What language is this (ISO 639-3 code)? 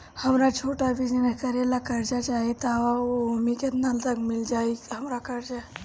bho